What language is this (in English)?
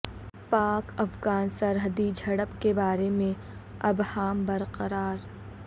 Urdu